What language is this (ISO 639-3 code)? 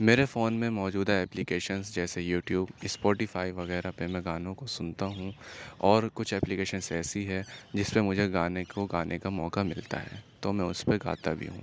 urd